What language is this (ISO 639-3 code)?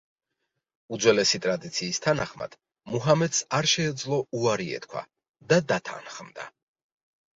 kat